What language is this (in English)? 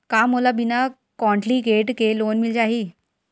Chhattisgarhi